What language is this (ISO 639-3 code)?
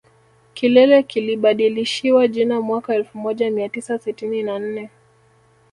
swa